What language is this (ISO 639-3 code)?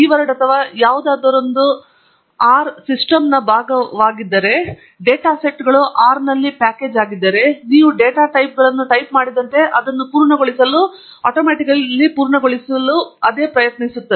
kan